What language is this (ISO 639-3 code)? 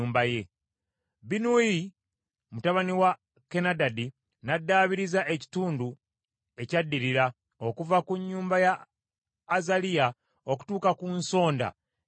lug